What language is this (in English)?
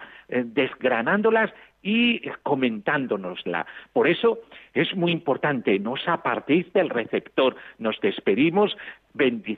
Spanish